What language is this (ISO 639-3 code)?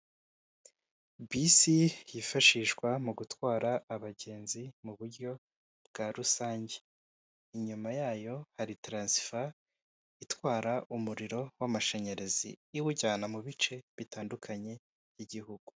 kin